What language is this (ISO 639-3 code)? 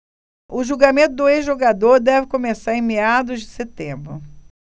por